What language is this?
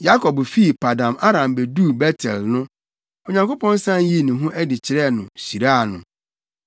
Akan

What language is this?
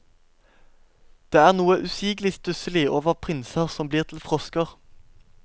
Norwegian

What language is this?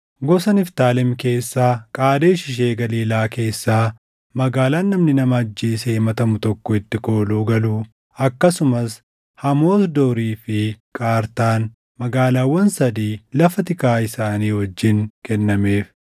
Oromo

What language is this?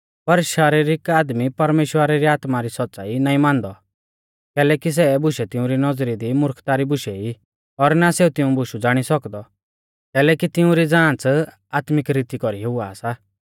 Mahasu Pahari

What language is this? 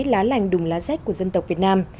Vietnamese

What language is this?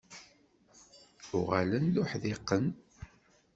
Kabyle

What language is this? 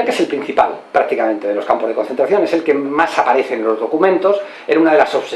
Spanish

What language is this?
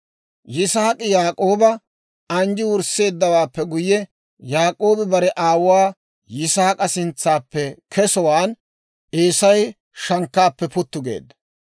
Dawro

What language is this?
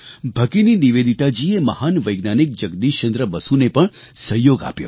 Gujarati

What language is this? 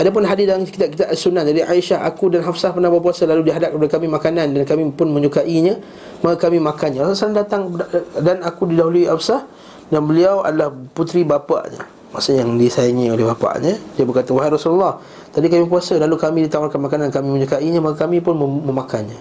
Malay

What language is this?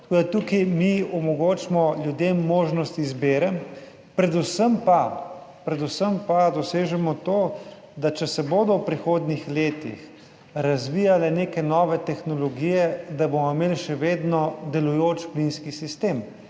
Slovenian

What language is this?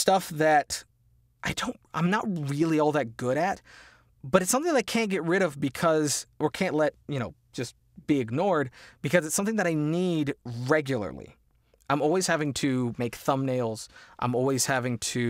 English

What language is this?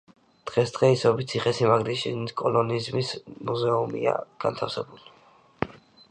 Georgian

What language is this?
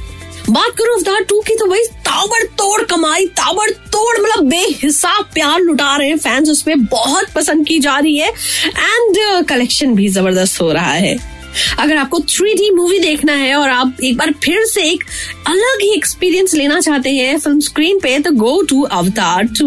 Hindi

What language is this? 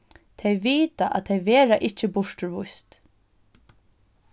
Faroese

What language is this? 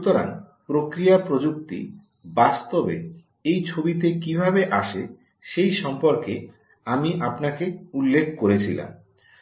Bangla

